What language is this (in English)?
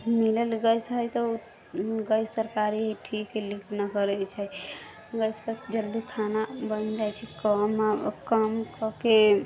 Maithili